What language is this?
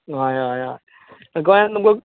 Konkani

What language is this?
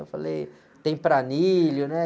Portuguese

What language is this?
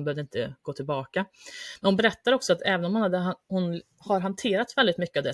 Swedish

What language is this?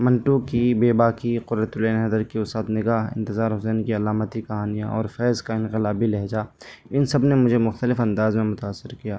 Urdu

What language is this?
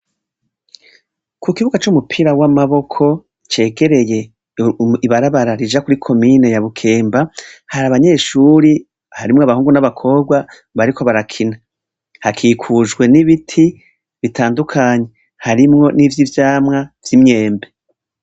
Rundi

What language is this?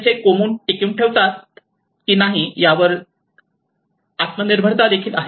Marathi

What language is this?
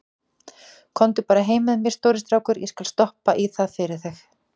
Icelandic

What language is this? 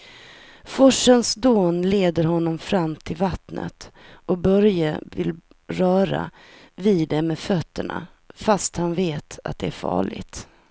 Swedish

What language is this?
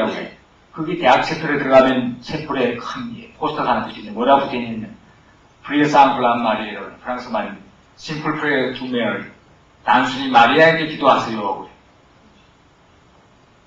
Korean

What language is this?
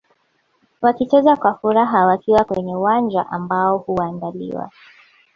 Swahili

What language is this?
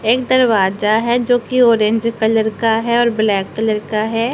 Hindi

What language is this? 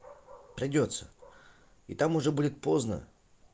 Russian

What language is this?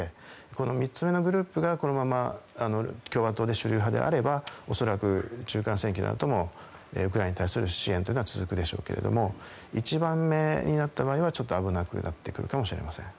Japanese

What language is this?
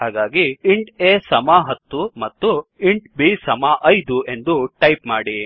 Kannada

